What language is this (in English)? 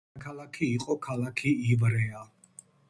Georgian